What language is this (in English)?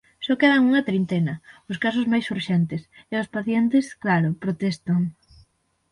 Galician